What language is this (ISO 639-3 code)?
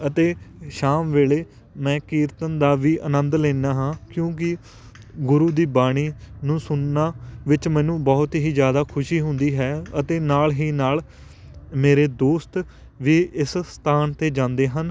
pan